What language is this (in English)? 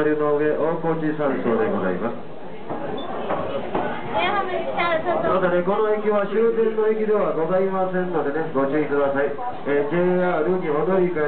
Japanese